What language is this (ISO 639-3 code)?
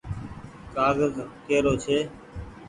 gig